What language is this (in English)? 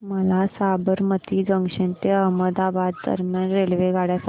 Marathi